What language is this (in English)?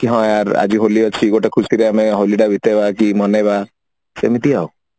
Odia